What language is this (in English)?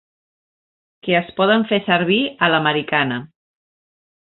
Catalan